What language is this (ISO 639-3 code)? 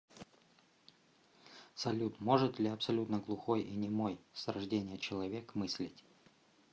rus